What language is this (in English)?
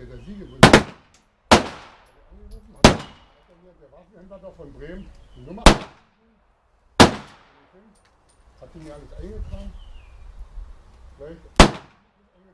German